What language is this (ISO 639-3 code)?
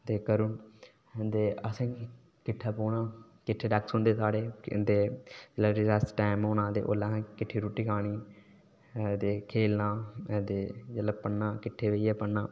doi